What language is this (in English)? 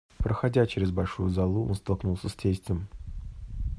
Russian